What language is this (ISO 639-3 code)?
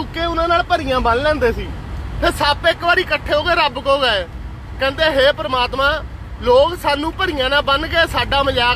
hin